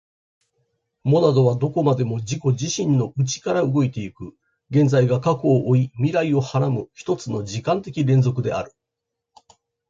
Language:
Japanese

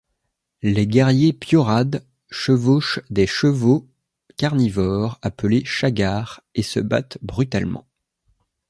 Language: French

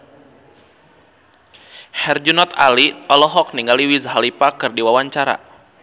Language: Sundanese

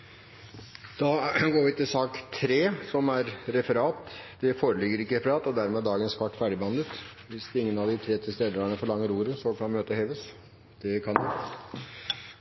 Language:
Norwegian Nynorsk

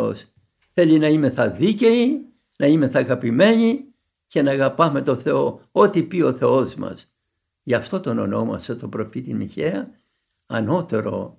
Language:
Greek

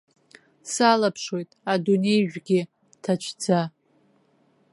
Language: Abkhazian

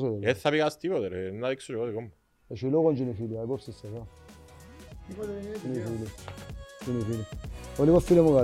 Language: Greek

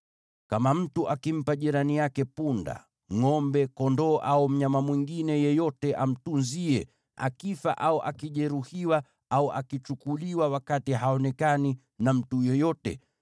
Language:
Swahili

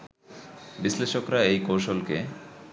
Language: Bangla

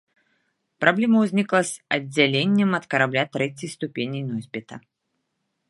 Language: Belarusian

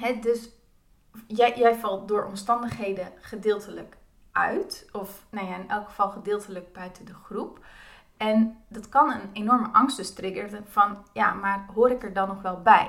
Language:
Dutch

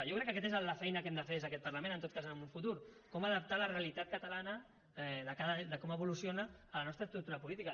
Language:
Catalan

